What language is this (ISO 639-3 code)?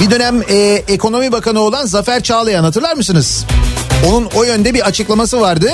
tur